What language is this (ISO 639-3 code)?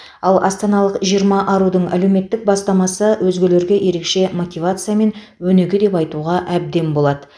kaz